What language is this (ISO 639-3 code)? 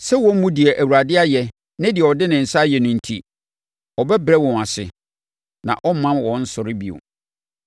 aka